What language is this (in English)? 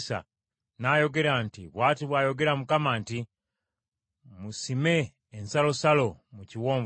Ganda